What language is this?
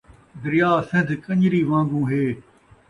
Saraiki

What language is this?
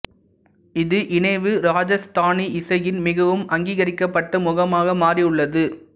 Tamil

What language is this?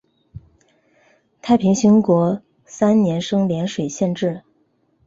Chinese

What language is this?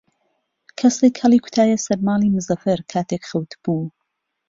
Central Kurdish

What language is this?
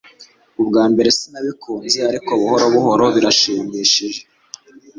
Kinyarwanda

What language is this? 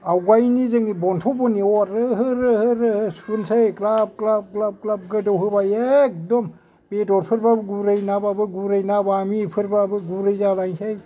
Bodo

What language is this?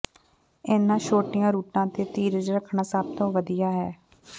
Punjabi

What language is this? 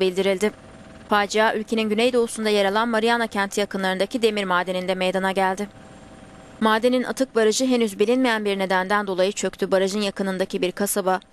Turkish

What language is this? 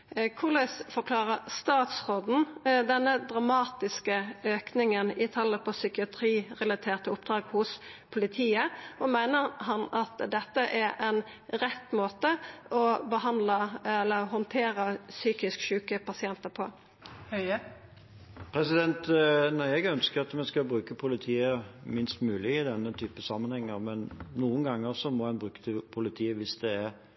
Norwegian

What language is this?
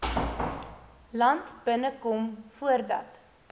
Afrikaans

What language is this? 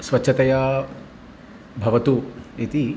Sanskrit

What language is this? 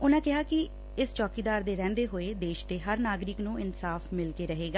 Punjabi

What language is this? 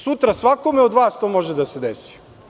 Serbian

